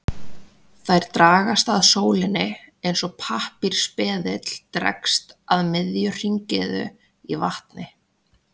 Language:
Icelandic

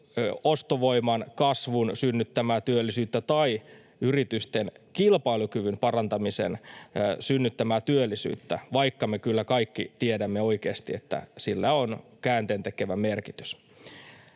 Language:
Finnish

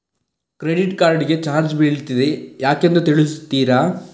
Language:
Kannada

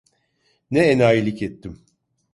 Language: Turkish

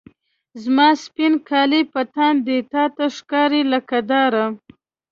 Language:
Pashto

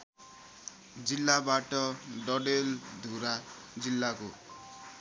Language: Nepali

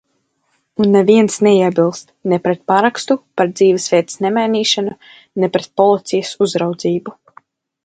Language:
Latvian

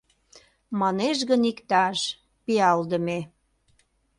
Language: Mari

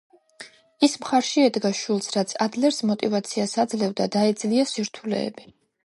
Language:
Georgian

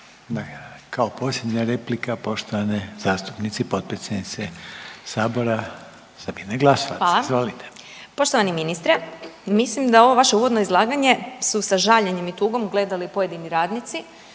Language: Croatian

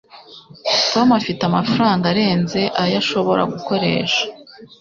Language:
Kinyarwanda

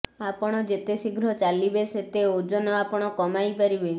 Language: Odia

